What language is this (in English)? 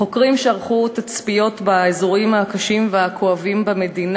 Hebrew